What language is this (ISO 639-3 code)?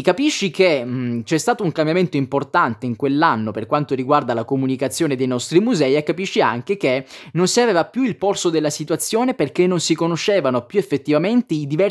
ita